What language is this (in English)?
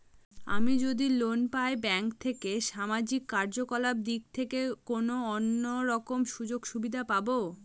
Bangla